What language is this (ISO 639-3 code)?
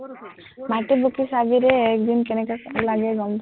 asm